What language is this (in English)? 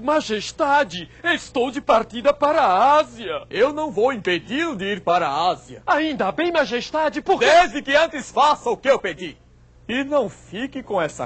Portuguese